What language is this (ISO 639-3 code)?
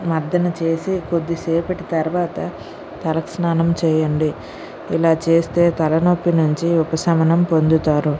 tel